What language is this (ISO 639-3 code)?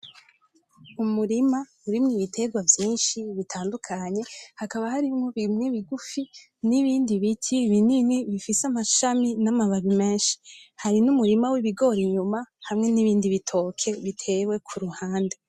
run